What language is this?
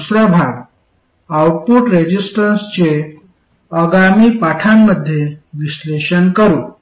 Marathi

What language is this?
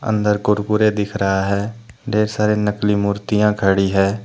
Hindi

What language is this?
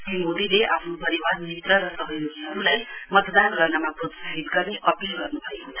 Nepali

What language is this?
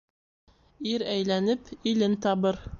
Bashkir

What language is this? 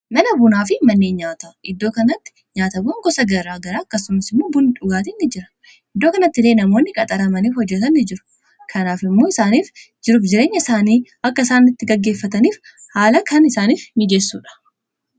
Oromo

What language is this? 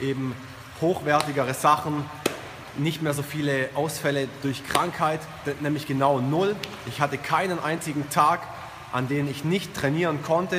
German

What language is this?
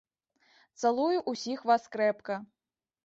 Belarusian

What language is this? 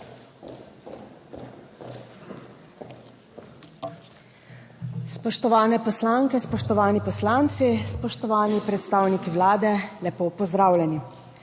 Slovenian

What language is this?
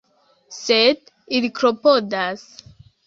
Esperanto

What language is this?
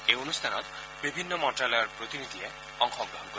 Assamese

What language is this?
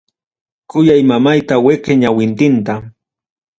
Ayacucho Quechua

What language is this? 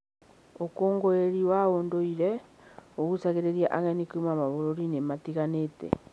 Kikuyu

